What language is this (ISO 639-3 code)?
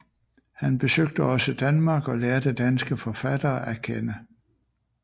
dan